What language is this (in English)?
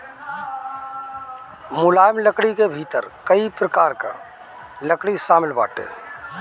Bhojpuri